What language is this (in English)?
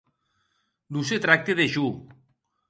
Occitan